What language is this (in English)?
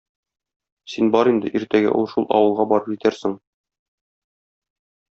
Tatar